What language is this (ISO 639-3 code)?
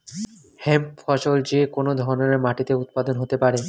ben